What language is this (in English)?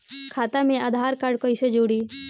Bhojpuri